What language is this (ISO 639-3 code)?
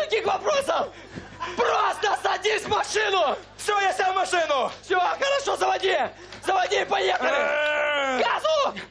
rus